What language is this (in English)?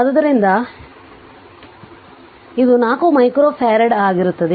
Kannada